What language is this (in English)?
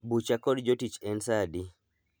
Luo (Kenya and Tanzania)